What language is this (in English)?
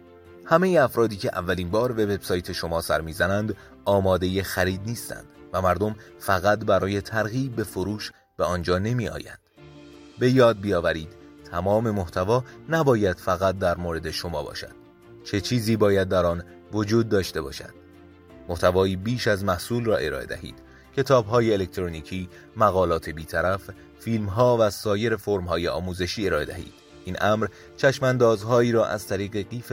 Persian